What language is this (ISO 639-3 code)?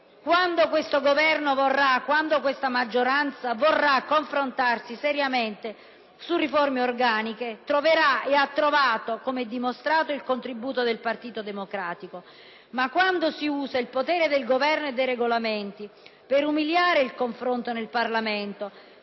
ita